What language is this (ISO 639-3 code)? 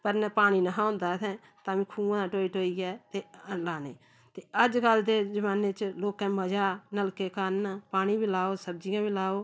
doi